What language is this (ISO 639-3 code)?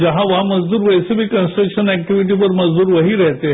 hin